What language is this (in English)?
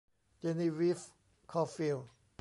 Thai